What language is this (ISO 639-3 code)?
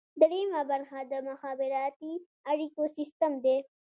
pus